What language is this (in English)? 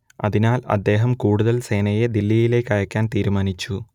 Malayalam